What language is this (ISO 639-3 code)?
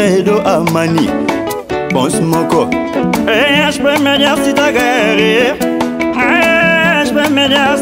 fra